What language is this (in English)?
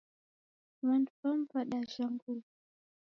Taita